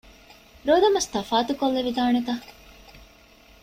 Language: Divehi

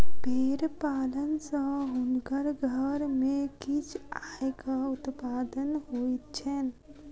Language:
Maithili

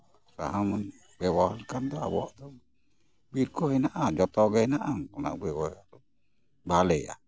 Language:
Santali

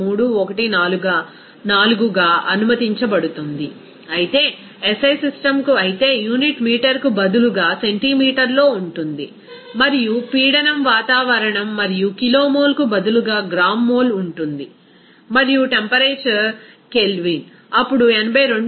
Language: Telugu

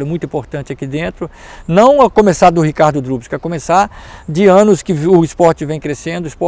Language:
Portuguese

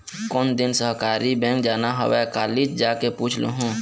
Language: Chhattisgarhi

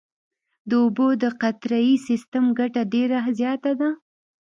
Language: Pashto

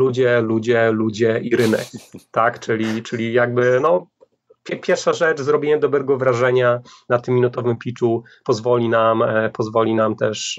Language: Polish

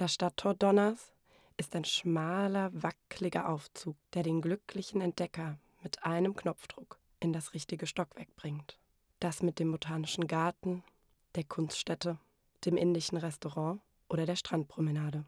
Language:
German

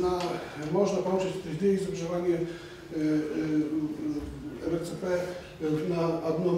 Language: Polish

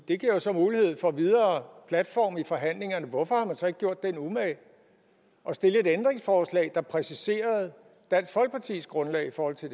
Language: Danish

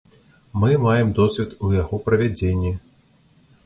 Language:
Belarusian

